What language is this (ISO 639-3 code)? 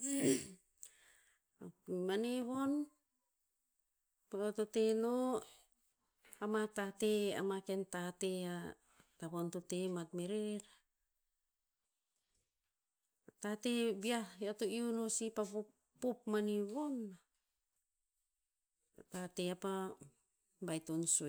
tpz